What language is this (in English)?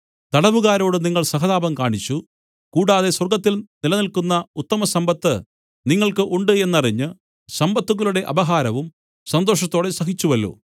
Malayalam